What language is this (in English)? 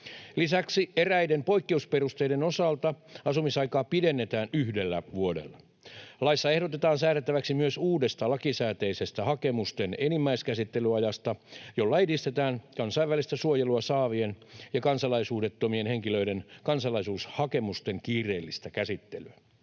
Finnish